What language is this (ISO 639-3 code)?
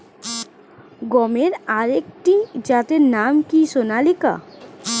ben